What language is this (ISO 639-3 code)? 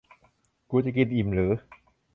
tha